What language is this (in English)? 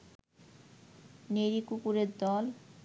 Bangla